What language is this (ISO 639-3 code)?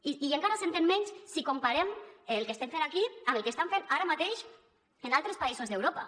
cat